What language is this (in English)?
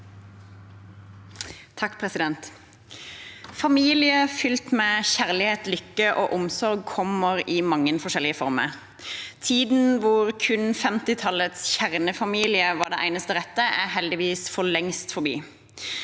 Norwegian